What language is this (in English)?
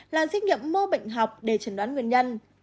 Vietnamese